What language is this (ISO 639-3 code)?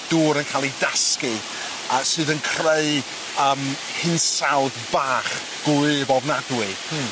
cym